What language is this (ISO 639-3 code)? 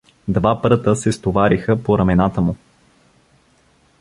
bul